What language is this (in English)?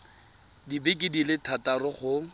Tswana